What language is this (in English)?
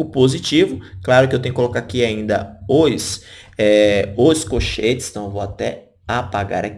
Portuguese